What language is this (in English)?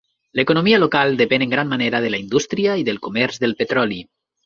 Catalan